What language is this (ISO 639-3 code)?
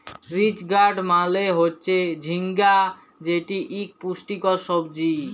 ben